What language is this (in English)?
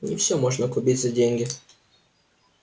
Russian